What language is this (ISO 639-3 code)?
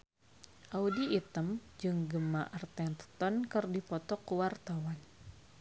sun